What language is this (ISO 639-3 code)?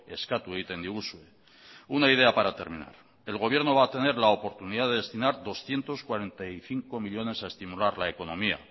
spa